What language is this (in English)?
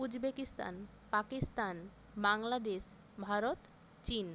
Bangla